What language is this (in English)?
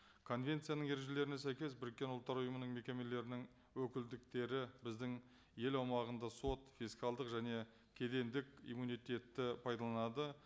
Kazakh